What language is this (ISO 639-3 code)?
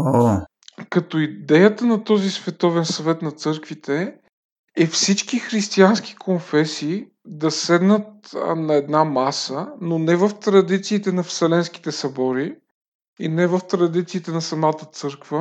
bul